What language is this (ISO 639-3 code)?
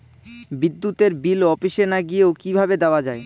ben